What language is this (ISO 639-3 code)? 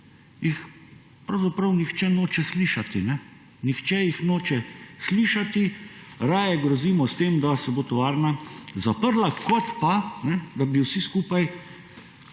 slv